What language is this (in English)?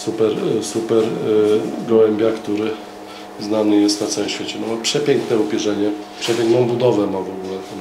Polish